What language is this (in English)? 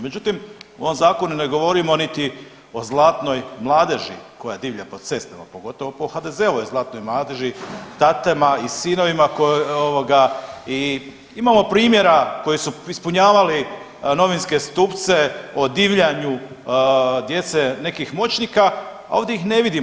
Croatian